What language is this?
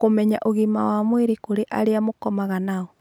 Kikuyu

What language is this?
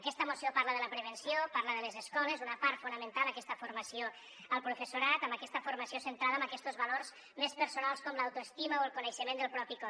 Catalan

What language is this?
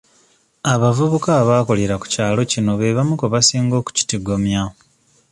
Ganda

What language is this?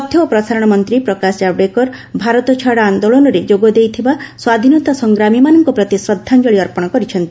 Odia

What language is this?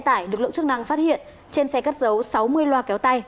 Vietnamese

